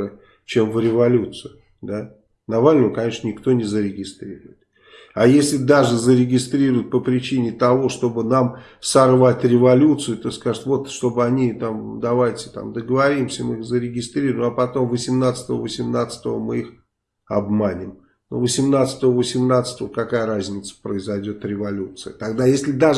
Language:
Russian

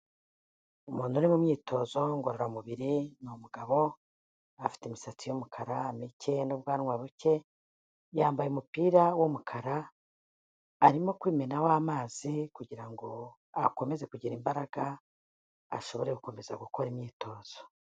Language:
Kinyarwanda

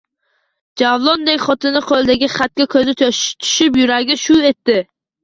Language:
Uzbek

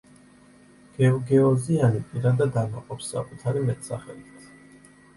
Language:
Georgian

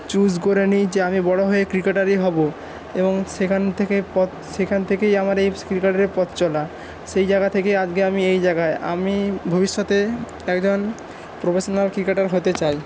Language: Bangla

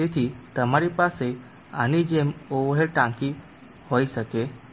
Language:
Gujarati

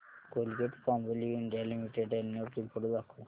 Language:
Marathi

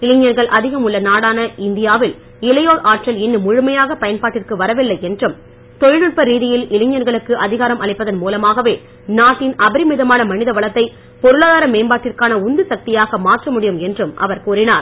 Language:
Tamil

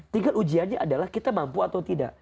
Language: Indonesian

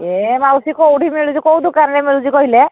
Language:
Odia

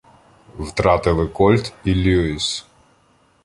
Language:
Ukrainian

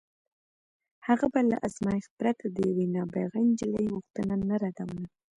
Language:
Pashto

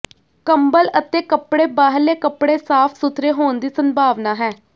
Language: Punjabi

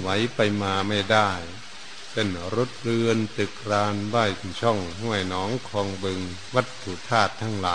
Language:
Thai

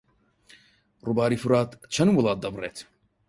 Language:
Central Kurdish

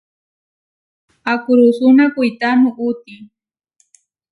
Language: Huarijio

